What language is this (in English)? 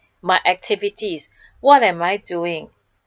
English